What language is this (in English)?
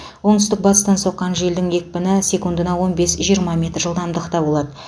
Kazakh